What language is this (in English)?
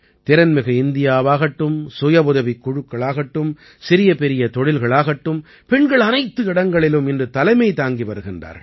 Tamil